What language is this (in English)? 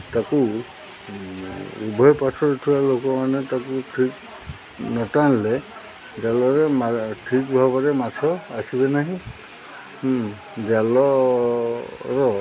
Odia